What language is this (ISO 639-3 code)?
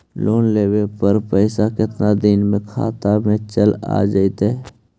mag